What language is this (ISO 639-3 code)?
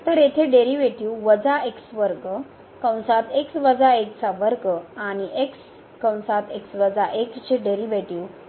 mar